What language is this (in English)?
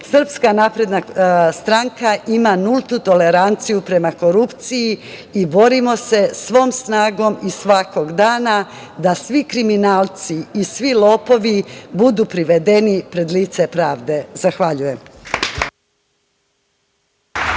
Serbian